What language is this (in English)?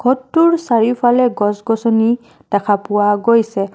Assamese